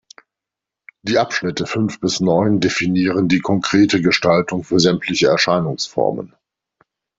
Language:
German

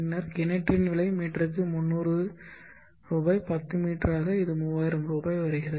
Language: Tamil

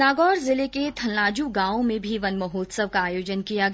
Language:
Hindi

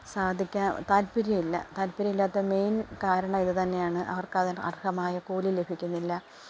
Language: Malayalam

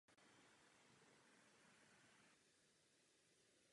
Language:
Czech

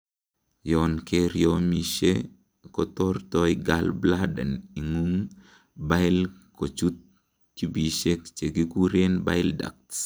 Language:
Kalenjin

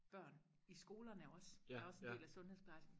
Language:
Danish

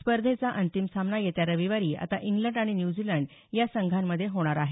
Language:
Marathi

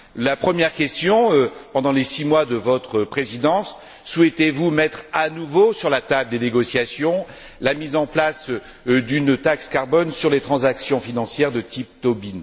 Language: French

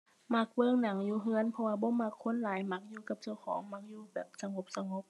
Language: Thai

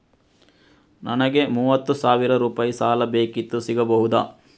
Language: Kannada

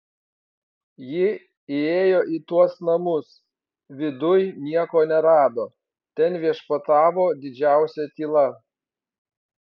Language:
Lithuanian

